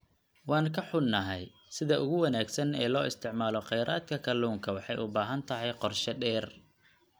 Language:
Somali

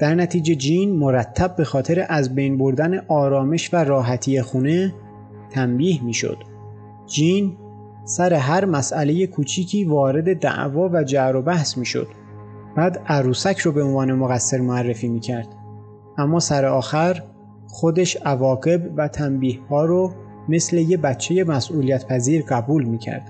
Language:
Persian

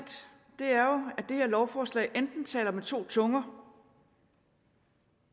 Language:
Danish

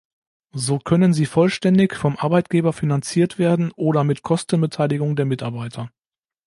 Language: German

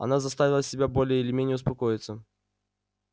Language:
Russian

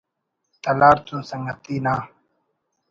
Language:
Brahui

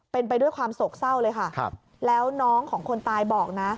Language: Thai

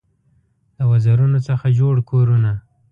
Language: Pashto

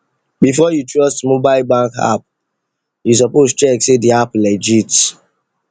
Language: Nigerian Pidgin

